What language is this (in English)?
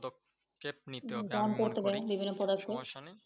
Bangla